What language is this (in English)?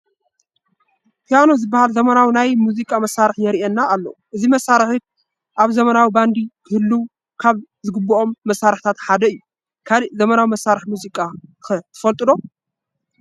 Tigrinya